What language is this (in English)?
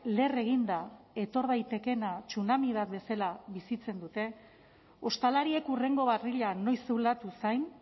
Basque